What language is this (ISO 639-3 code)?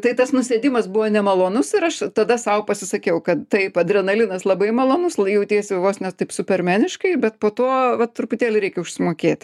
lit